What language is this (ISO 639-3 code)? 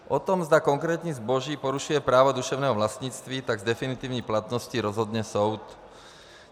ces